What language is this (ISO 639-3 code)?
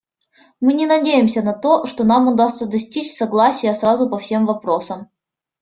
rus